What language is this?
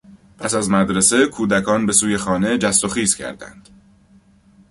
Persian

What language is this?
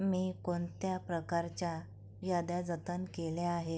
Marathi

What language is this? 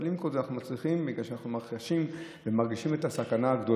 Hebrew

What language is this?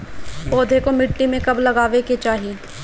Bhojpuri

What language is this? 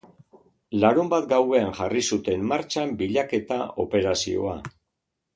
Basque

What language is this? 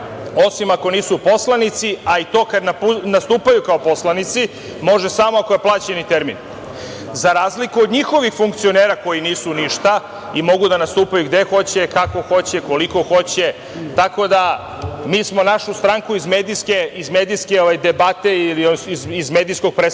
Serbian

